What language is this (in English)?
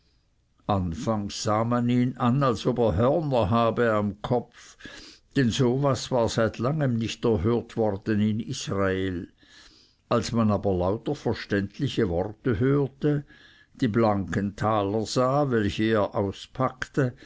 German